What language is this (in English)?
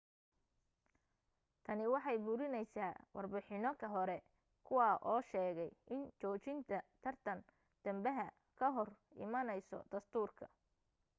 Somali